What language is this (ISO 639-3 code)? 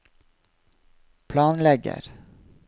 nor